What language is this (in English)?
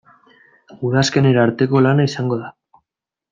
Basque